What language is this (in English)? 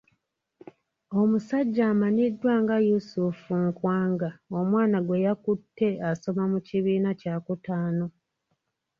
Ganda